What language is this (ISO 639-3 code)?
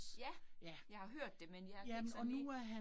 dan